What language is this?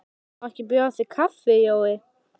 Icelandic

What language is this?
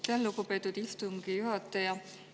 Estonian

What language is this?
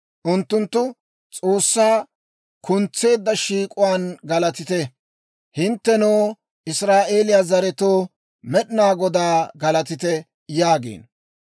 Dawro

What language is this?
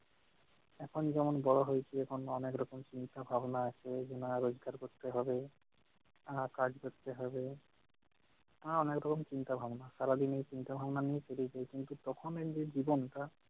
Bangla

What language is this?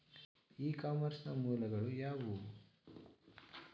Kannada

